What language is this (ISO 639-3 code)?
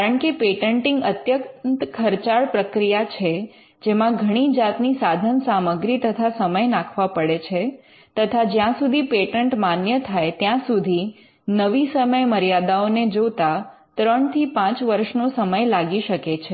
guj